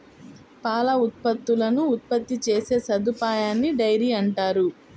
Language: Telugu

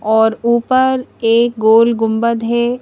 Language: Hindi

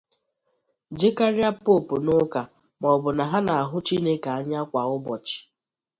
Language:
Igbo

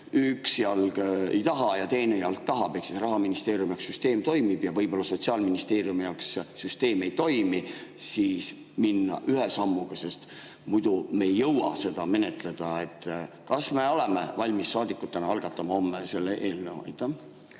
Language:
Estonian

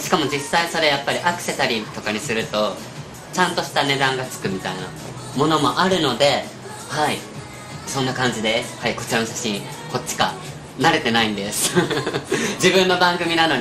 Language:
Japanese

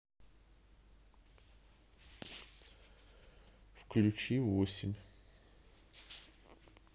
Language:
Russian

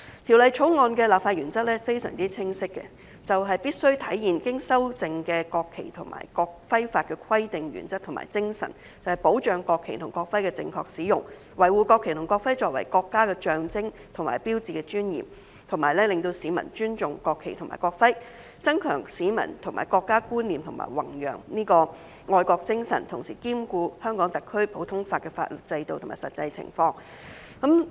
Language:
Cantonese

